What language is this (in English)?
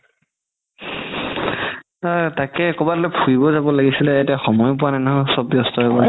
Assamese